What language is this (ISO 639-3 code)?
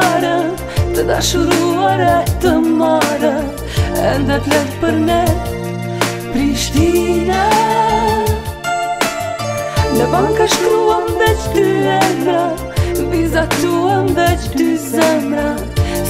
ron